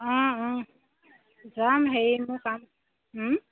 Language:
Assamese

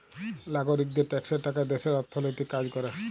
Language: Bangla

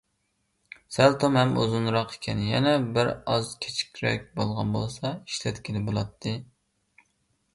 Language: Uyghur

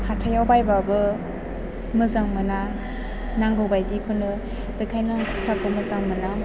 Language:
Bodo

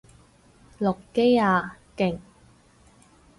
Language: Cantonese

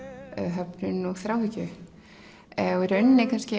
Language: Icelandic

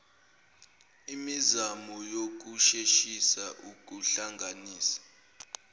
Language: Zulu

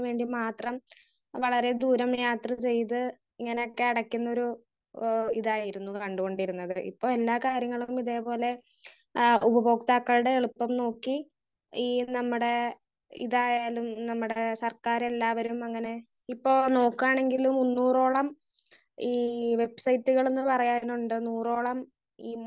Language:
Malayalam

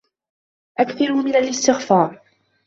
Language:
Arabic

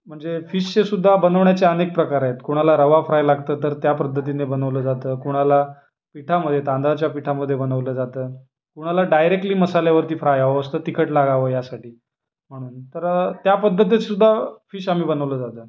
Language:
Marathi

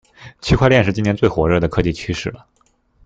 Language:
Chinese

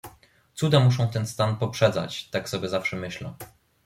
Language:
Polish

